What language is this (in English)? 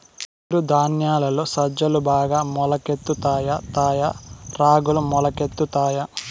Telugu